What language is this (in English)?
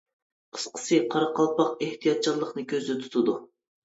Uyghur